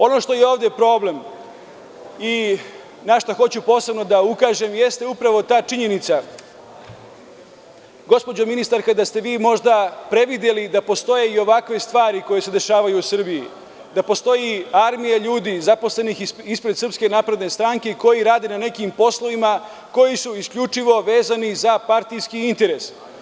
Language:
Serbian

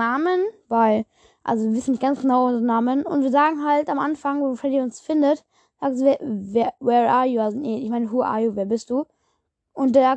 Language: German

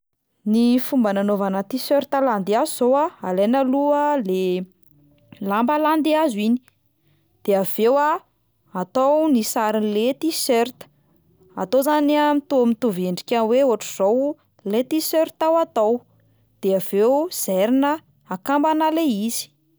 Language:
Malagasy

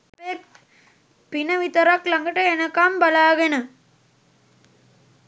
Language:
Sinhala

